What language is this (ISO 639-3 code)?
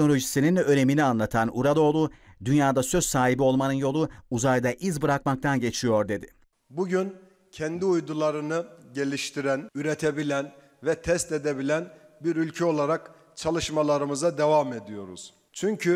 tur